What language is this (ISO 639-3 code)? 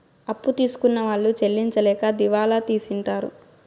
tel